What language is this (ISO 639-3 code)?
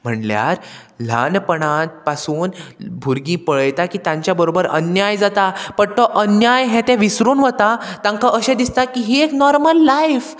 kok